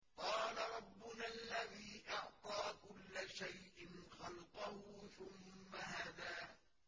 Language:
Arabic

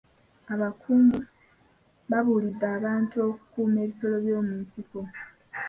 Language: Ganda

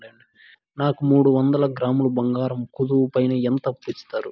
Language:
Telugu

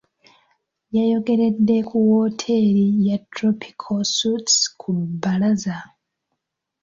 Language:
Ganda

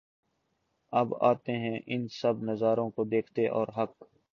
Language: Urdu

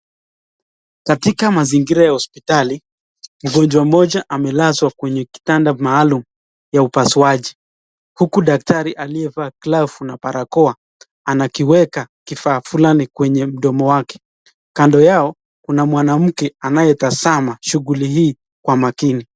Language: Swahili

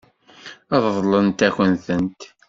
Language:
Kabyle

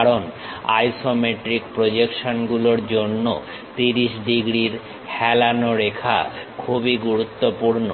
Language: Bangla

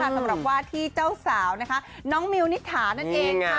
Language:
Thai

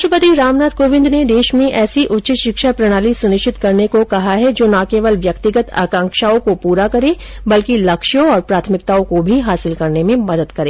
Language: Hindi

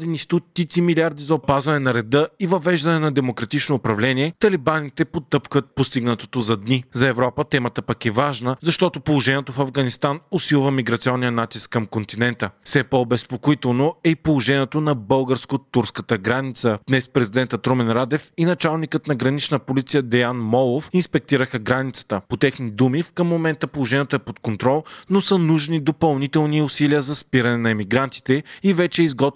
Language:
Bulgarian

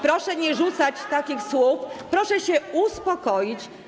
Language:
Polish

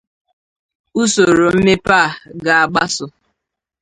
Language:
Igbo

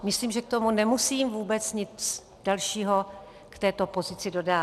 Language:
Czech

